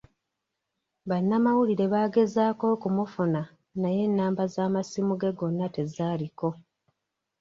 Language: Ganda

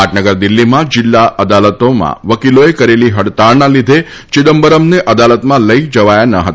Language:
Gujarati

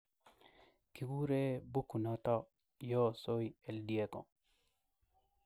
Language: Kalenjin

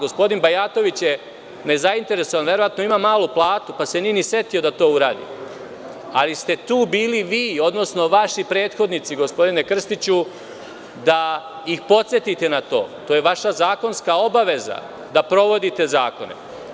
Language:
Serbian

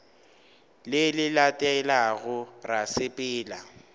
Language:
Northern Sotho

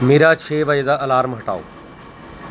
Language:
Punjabi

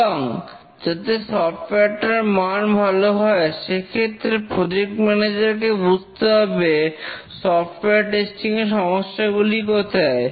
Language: Bangla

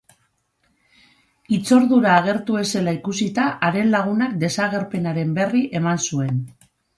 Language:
Basque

